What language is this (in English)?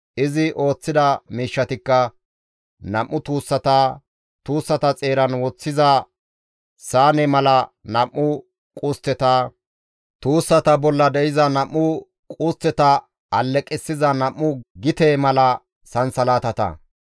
Gamo